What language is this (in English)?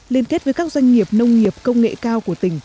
Vietnamese